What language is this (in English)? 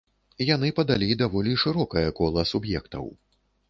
Belarusian